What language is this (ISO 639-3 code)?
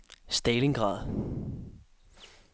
dan